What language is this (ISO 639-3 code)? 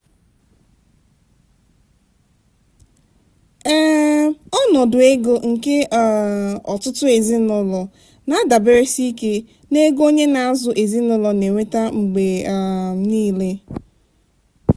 ibo